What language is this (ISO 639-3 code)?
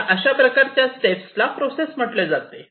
mar